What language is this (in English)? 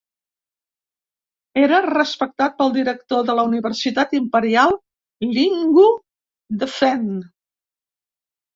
Catalan